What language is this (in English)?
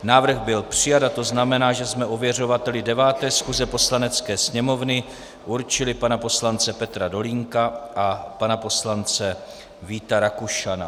Czech